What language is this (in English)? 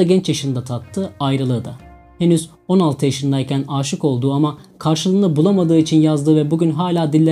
Turkish